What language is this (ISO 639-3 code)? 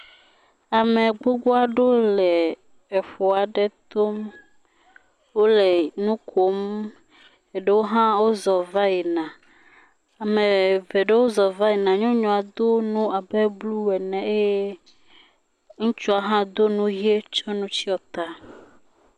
ewe